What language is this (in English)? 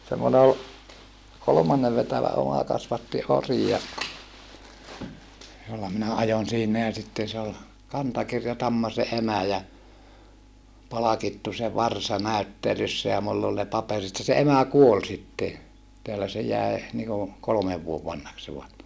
Finnish